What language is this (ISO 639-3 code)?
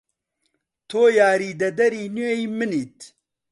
ckb